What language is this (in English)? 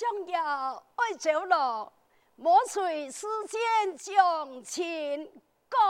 Chinese